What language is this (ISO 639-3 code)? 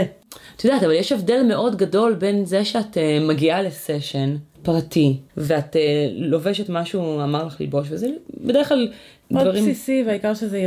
heb